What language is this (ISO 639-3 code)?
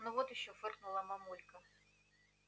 rus